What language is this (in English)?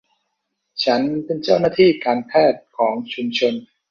Thai